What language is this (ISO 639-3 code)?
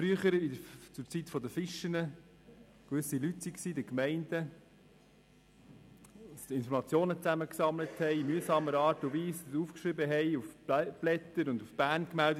gsw